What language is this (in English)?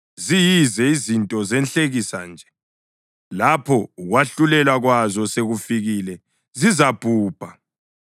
North Ndebele